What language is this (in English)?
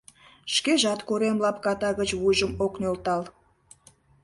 Mari